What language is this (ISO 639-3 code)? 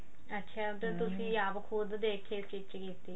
pan